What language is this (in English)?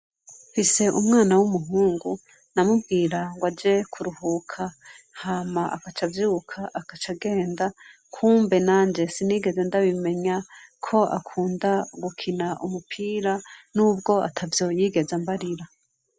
Rundi